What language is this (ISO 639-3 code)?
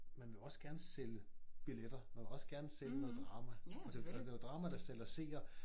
dan